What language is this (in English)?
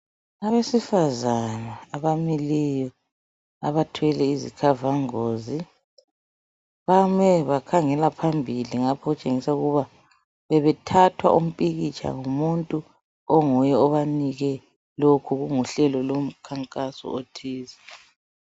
North Ndebele